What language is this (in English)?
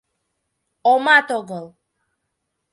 Mari